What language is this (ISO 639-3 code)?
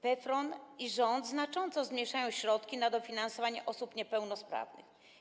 pol